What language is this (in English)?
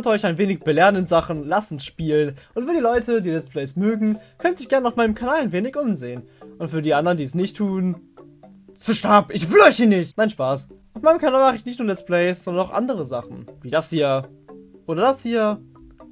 German